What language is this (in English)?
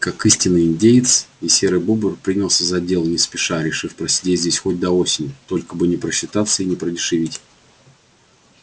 Russian